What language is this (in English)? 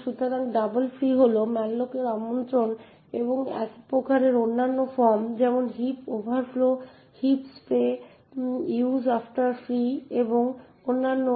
Bangla